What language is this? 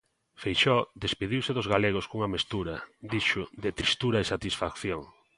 Galician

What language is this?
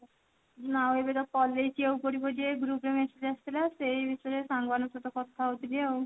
Odia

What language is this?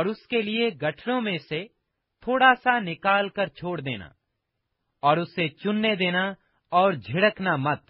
Urdu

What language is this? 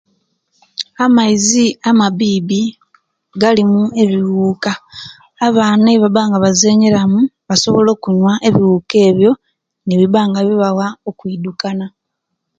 Kenyi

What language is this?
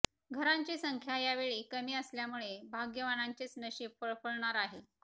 Marathi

